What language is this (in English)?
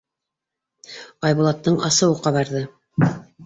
Bashkir